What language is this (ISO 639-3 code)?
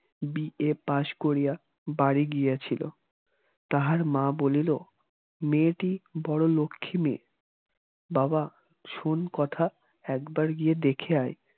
ben